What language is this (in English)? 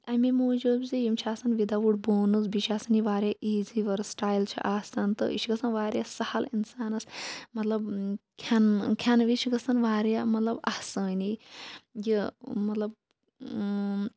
Kashmiri